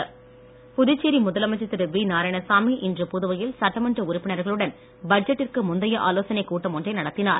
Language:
Tamil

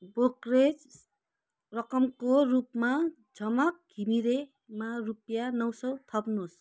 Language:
Nepali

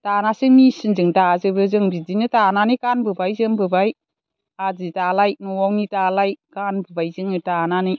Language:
Bodo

